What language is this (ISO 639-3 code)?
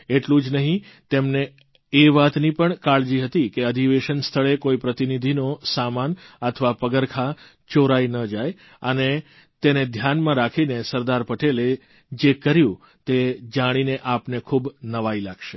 guj